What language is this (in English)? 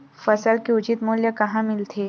Chhattisgarhi